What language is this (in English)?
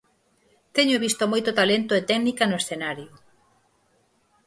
Galician